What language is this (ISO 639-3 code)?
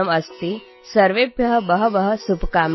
ori